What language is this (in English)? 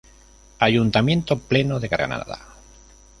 Spanish